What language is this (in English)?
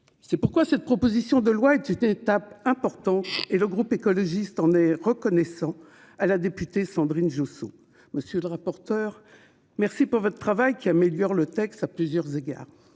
French